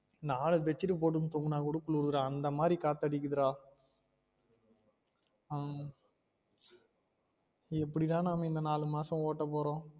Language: Tamil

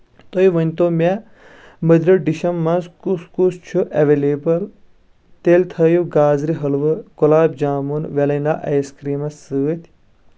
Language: Kashmiri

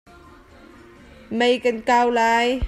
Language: Hakha Chin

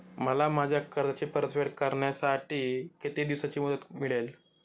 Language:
Marathi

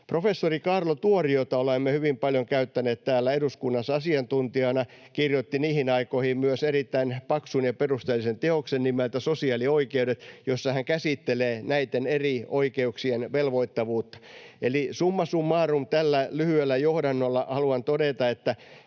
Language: Finnish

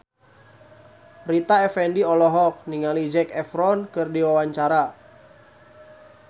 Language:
Sundanese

